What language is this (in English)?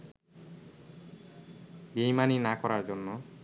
Bangla